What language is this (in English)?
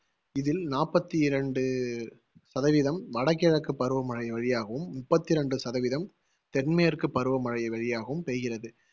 Tamil